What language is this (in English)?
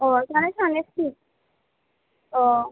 Bodo